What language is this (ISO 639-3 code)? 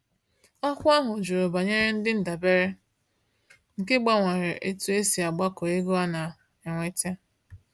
ibo